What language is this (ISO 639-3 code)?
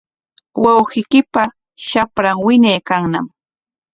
qwa